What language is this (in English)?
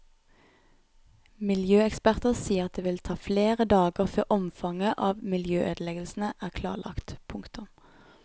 Norwegian